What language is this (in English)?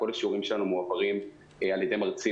Hebrew